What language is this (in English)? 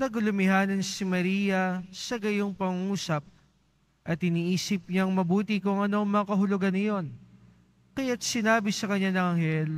Filipino